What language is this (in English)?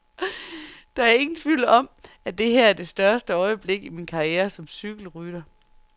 Danish